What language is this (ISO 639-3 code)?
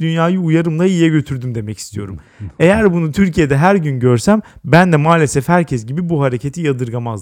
tur